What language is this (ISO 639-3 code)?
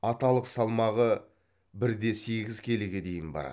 kaz